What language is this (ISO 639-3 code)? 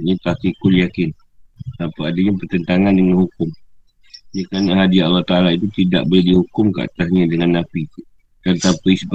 msa